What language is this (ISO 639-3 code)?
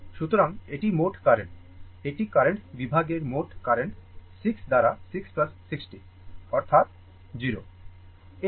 ben